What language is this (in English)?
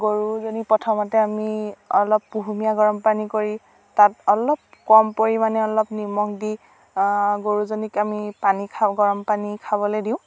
Assamese